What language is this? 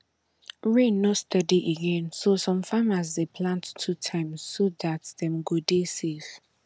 Nigerian Pidgin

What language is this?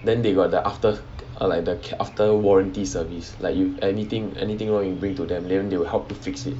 English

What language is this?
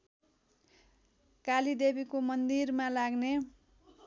Nepali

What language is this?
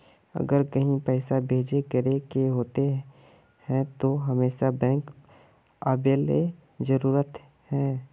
Magahi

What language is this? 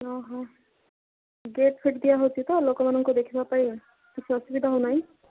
Odia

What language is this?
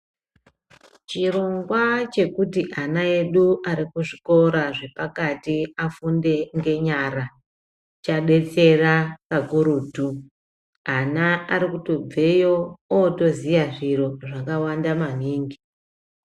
Ndau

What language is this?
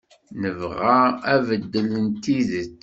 Kabyle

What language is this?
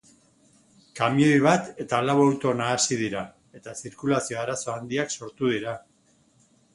Basque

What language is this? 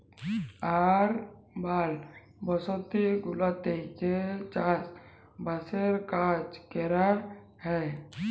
Bangla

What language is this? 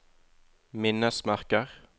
Norwegian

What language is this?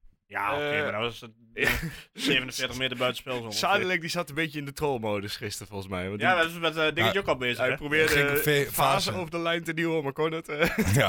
Dutch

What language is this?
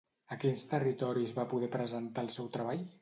Catalan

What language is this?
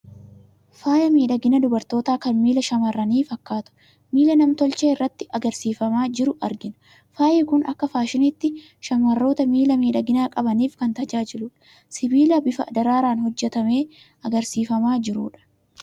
Oromo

